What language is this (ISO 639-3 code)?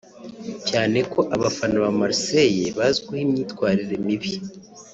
kin